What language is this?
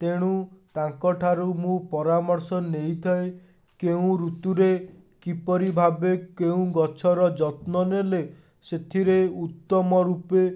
Odia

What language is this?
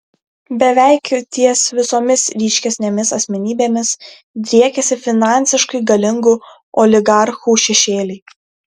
Lithuanian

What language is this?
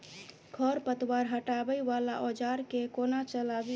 Maithili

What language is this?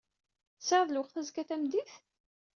Kabyle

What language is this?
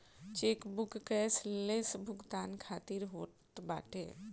Bhojpuri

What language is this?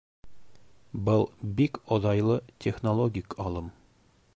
Bashkir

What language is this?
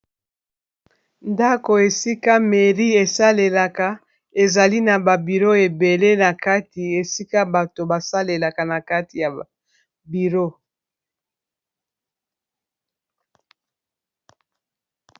Lingala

